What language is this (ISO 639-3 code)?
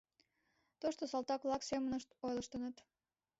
chm